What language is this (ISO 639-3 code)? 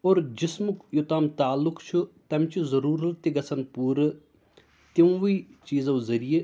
kas